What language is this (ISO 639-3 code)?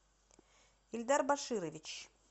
rus